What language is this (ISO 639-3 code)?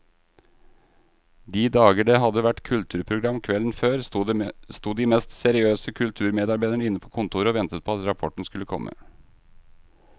nor